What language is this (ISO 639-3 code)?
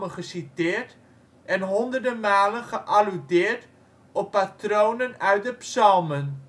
nld